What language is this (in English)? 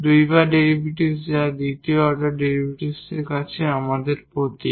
Bangla